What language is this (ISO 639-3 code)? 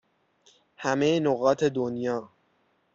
fas